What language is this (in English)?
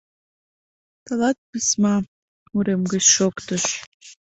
Mari